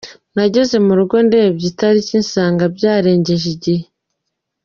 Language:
Kinyarwanda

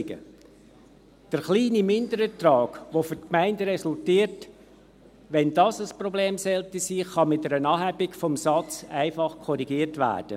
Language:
Swiss German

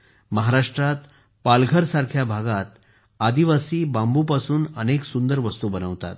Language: Marathi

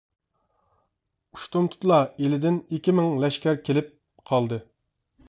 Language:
Uyghur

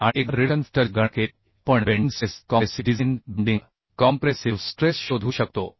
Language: Marathi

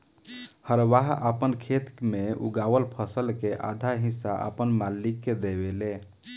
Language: Bhojpuri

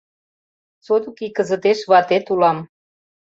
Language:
Mari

